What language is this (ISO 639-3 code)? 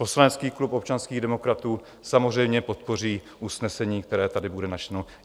ces